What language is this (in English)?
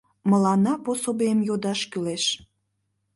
Mari